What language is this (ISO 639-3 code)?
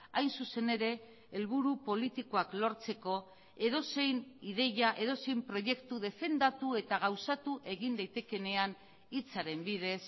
eus